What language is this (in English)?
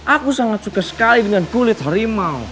Indonesian